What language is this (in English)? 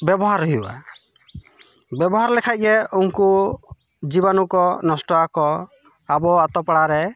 Santali